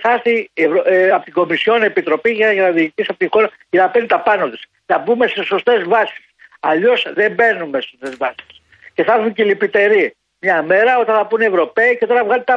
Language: Greek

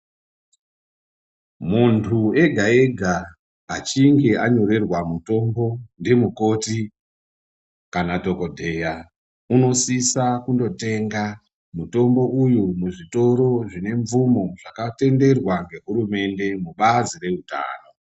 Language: Ndau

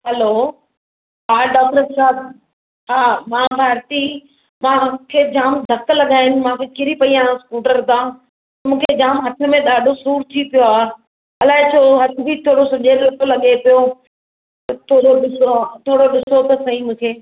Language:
Sindhi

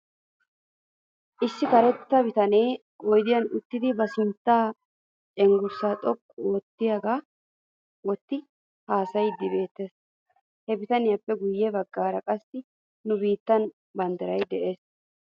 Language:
Wolaytta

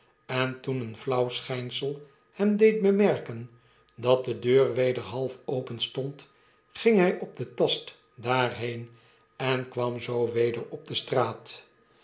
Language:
Dutch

